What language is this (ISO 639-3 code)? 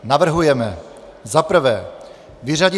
ces